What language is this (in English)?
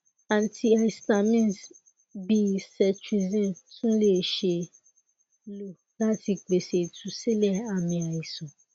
Yoruba